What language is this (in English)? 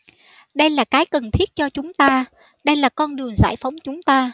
Vietnamese